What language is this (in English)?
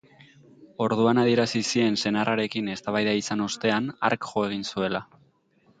Basque